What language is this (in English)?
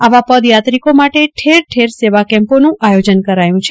Gujarati